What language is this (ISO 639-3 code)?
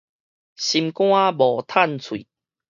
nan